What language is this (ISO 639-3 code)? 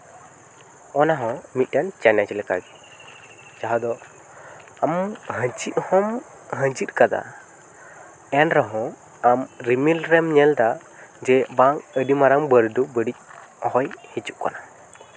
sat